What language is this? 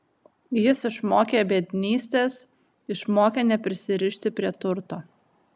Lithuanian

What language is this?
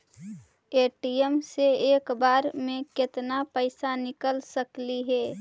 Magahi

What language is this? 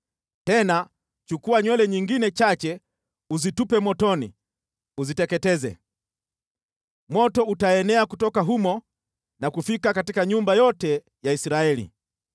Swahili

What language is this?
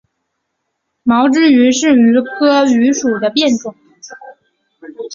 Chinese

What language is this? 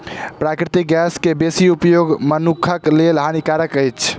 Maithili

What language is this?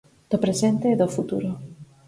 Galician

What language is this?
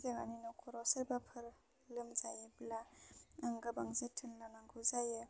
Bodo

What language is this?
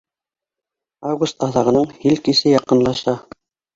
Bashkir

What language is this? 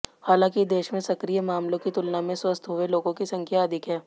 Hindi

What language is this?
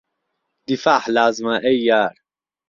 Central Kurdish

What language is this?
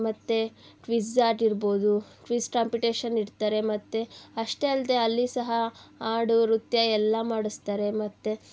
Kannada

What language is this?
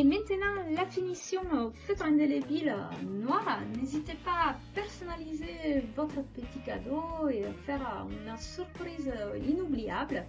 French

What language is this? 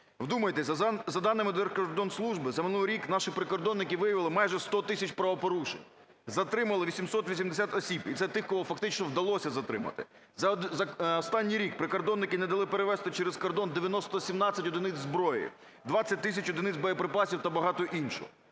Ukrainian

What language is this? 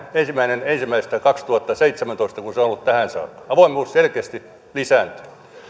Finnish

